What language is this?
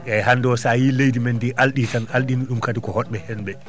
Fula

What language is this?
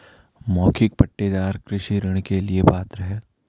Hindi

